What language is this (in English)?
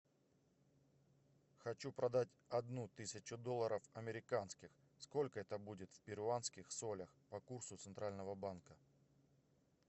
Russian